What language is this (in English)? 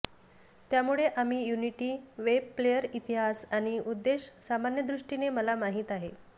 Marathi